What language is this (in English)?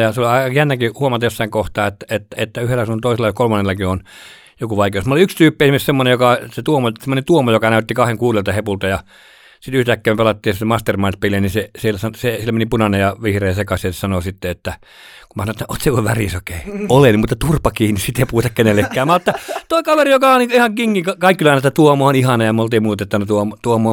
Finnish